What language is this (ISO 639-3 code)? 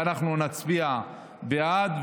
heb